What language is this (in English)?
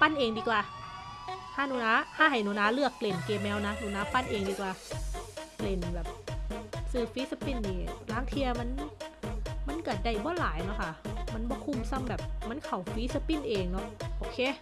Thai